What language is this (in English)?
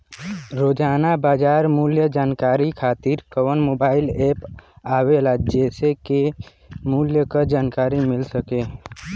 Bhojpuri